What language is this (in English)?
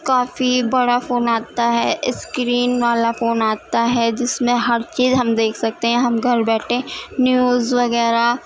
Urdu